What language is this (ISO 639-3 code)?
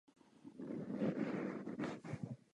ces